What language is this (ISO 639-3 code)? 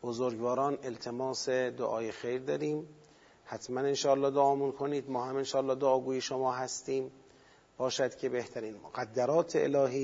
fas